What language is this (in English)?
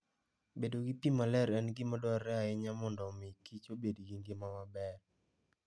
Luo (Kenya and Tanzania)